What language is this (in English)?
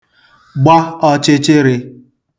Igbo